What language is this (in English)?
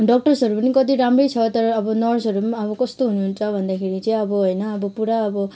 Nepali